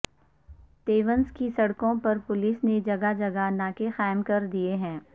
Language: Urdu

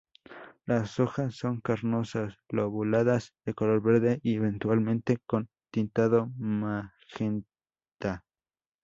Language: Spanish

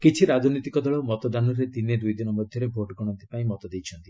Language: Odia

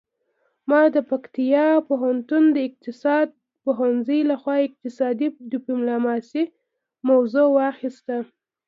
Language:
Pashto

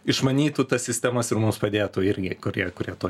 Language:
Lithuanian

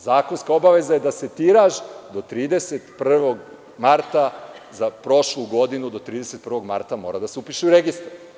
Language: Serbian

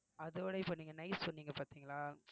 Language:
Tamil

